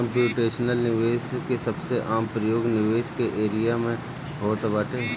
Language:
Bhojpuri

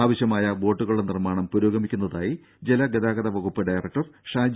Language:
Malayalam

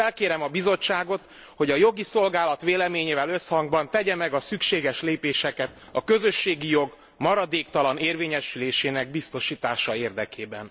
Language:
Hungarian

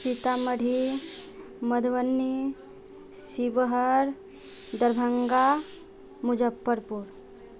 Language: Maithili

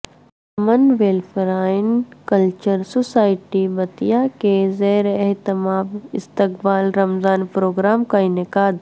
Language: Urdu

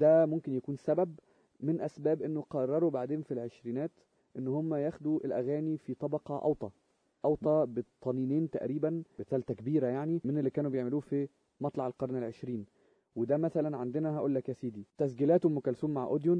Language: Arabic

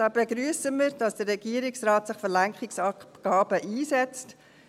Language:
Swiss German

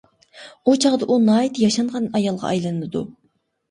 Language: Uyghur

